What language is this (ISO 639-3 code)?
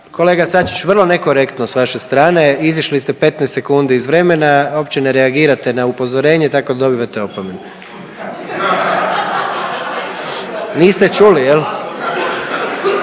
hrv